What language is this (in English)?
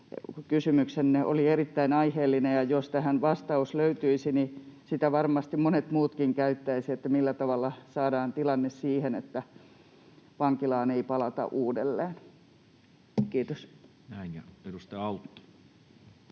Finnish